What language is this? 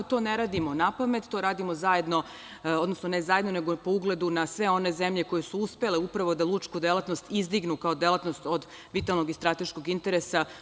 Serbian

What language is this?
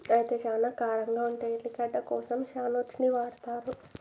Telugu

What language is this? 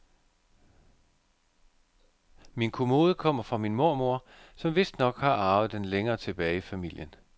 Danish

